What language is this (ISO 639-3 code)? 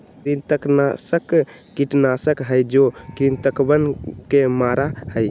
mag